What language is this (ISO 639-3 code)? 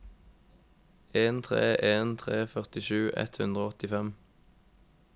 nor